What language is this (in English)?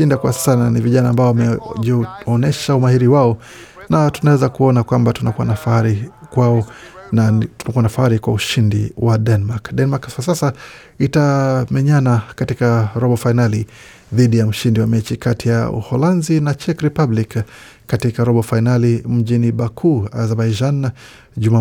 Swahili